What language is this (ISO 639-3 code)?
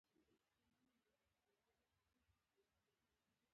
pus